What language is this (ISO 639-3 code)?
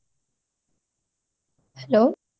ori